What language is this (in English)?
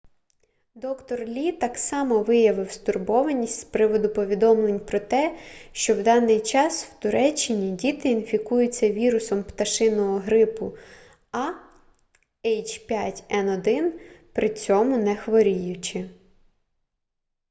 Ukrainian